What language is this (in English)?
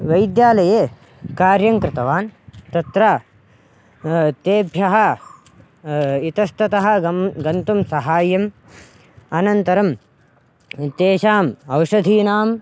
Sanskrit